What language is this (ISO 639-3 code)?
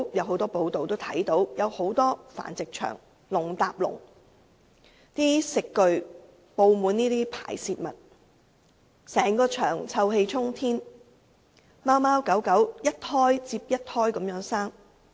yue